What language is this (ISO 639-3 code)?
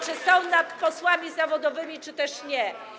pol